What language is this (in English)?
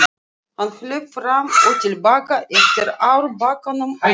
Icelandic